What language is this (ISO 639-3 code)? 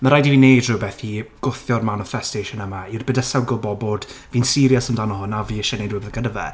cym